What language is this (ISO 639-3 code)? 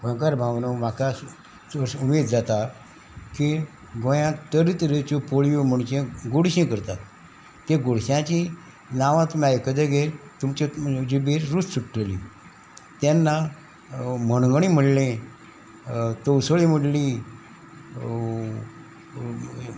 kok